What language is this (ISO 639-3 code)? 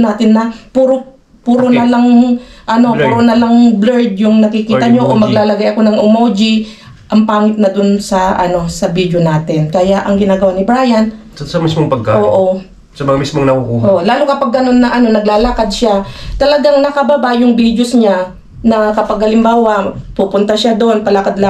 fil